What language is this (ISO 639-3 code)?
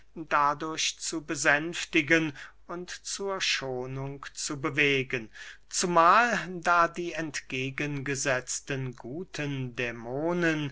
deu